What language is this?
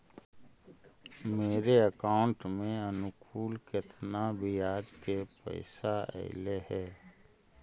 Magahi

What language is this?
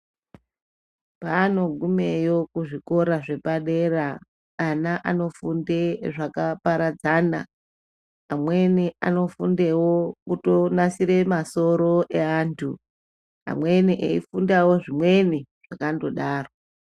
Ndau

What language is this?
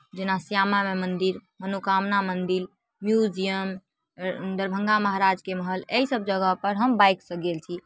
Maithili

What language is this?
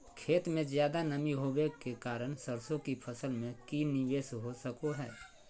Magahi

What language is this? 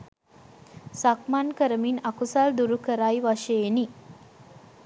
Sinhala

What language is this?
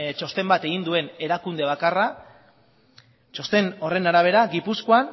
Basque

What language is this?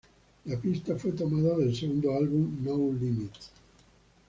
Spanish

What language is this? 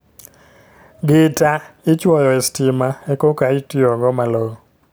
Luo (Kenya and Tanzania)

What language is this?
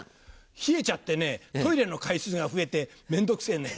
Japanese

